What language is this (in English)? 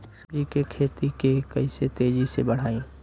Bhojpuri